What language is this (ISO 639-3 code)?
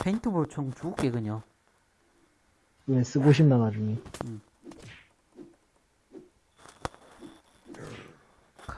kor